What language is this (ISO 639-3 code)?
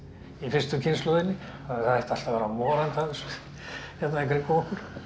isl